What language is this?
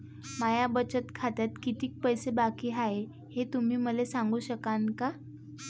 Marathi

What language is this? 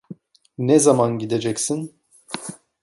Turkish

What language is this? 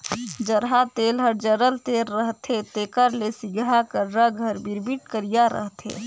Chhattisgarhi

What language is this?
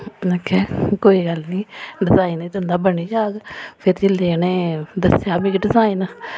Dogri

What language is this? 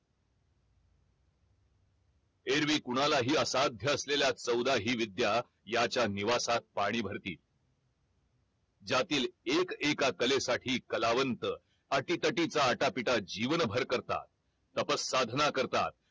Marathi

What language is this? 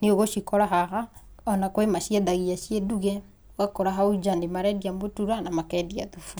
Kikuyu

